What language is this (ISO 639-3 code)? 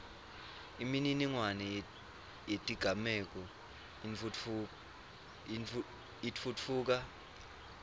ssw